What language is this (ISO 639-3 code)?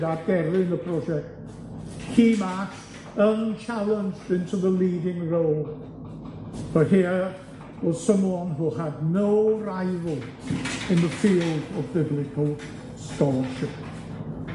cym